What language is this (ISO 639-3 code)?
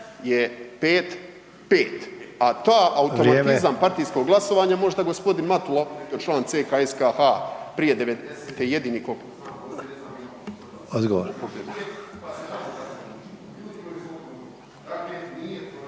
hrv